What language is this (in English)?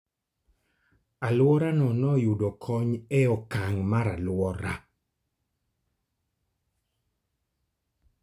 Luo (Kenya and Tanzania)